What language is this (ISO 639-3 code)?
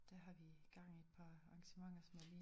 dan